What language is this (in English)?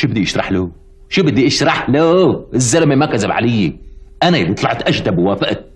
Arabic